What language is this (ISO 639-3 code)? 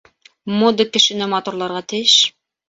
bak